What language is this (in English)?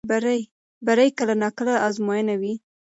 Pashto